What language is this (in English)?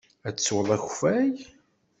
Kabyle